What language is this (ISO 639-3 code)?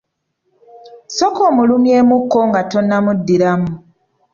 lug